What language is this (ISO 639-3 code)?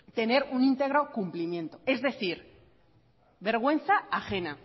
spa